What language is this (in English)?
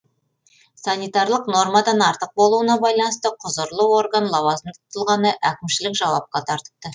Kazakh